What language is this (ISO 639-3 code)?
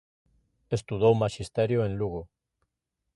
glg